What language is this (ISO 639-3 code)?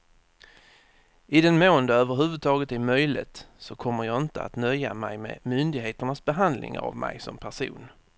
swe